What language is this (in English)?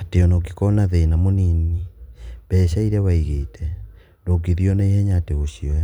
Kikuyu